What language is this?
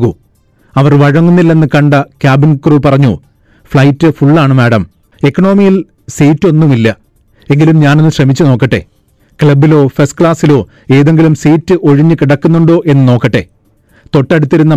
Malayalam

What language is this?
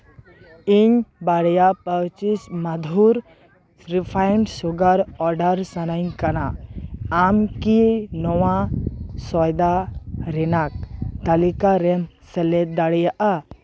Santali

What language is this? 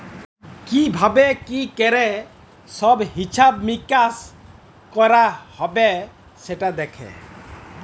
Bangla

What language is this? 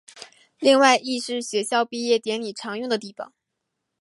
Chinese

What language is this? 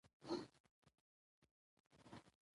Pashto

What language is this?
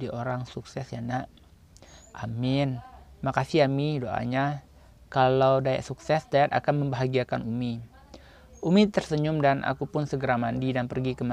Indonesian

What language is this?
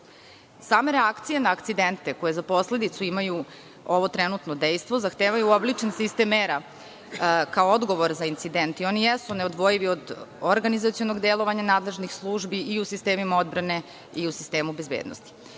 Serbian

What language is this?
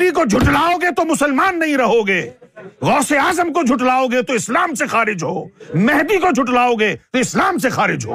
Urdu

